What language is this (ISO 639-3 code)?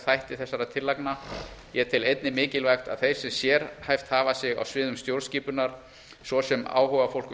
isl